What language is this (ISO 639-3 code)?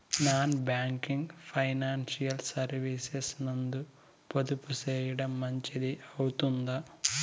tel